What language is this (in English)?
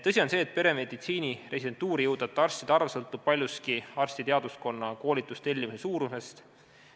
Estonian